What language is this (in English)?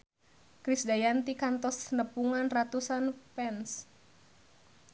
Sundanese